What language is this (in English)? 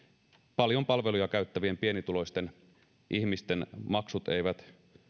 Finnish